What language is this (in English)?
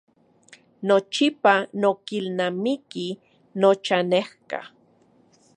Central Puebla Nahuatl